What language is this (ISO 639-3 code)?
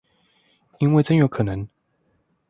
zho